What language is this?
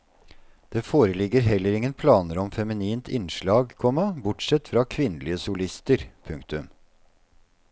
Norwegian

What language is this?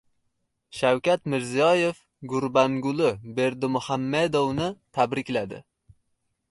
Uzbek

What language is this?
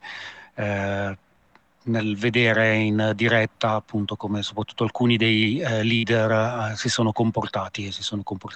Italian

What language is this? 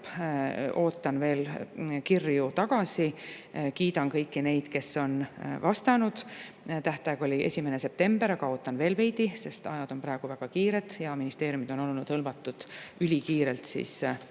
Estonian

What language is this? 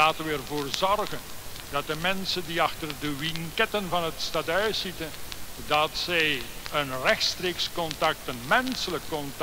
Dutch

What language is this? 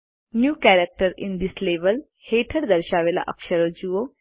Gujarati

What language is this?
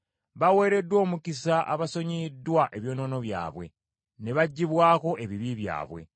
Ganda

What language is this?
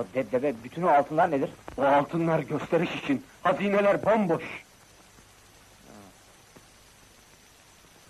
Turkish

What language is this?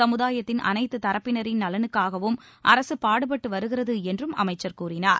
Tamil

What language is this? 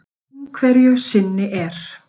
Icelandic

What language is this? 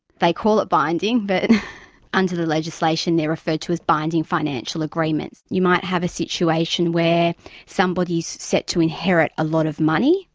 English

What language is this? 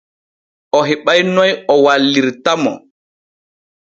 Borgu Fulfulde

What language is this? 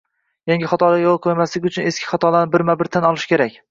Uzbek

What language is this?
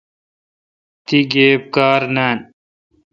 Kalkoti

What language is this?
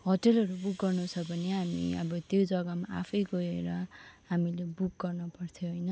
Nepali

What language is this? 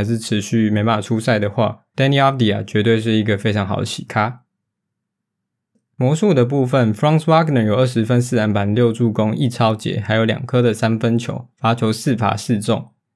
Chinese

